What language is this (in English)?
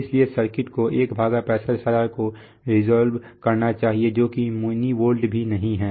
Hindi